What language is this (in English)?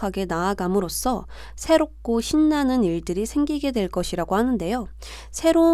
Korean